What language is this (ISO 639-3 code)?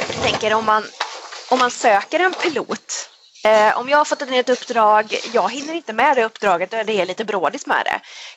swe